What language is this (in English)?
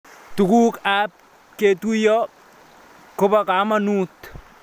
Kalenjin